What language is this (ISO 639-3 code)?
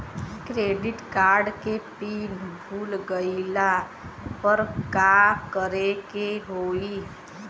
bho